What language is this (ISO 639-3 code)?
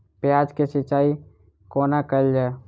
mai